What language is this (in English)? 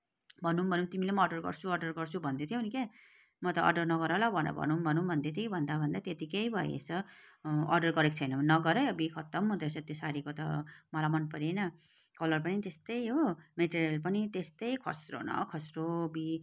Nepali